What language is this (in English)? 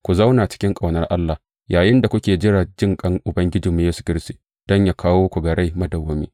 Hausa